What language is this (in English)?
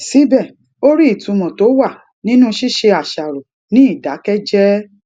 Yoruba